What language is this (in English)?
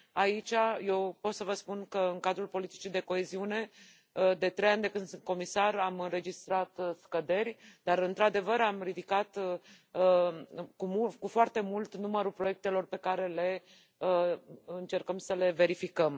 Romanian